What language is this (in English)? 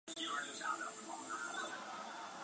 Chinese